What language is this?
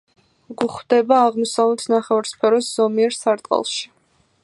Georgian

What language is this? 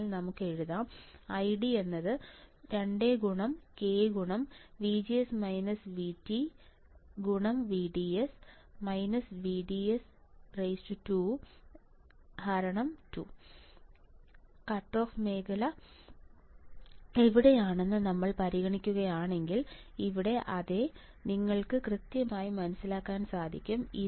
Malayalam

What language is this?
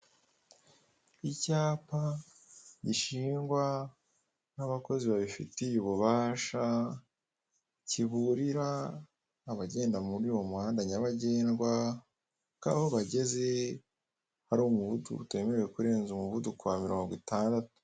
Kinyarwanda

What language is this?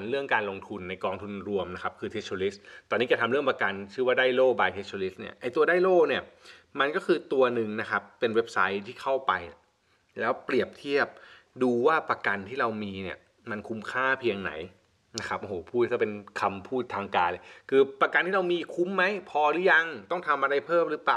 Thai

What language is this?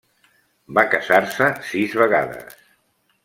Catalan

